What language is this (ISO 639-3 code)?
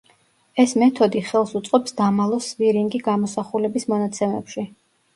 kat